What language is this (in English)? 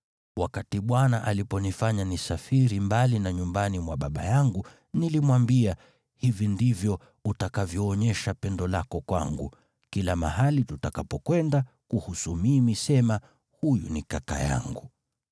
Swahili